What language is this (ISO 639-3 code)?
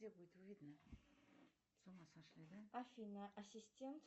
rus